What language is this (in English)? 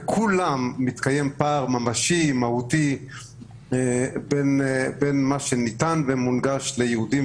Hebrew